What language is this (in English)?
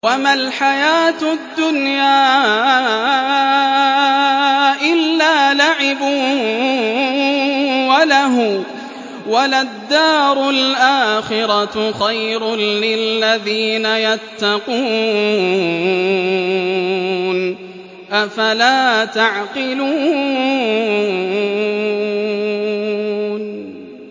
Arabic